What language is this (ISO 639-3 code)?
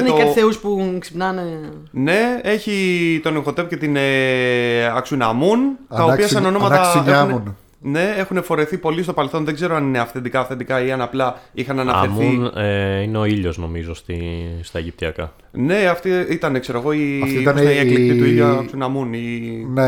ell